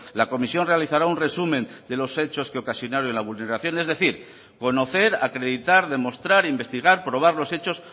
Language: Spanish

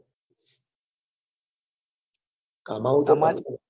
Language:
Gujarati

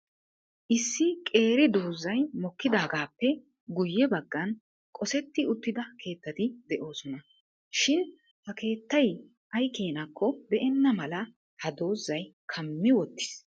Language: Wolaytta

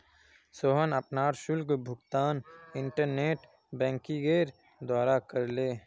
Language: Magahi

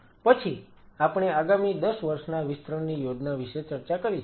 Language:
Gujarati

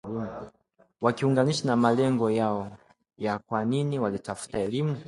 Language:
Swahili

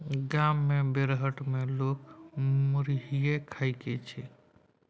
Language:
Maithili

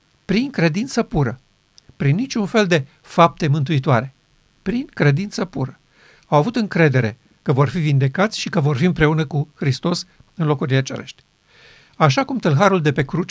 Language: Romanian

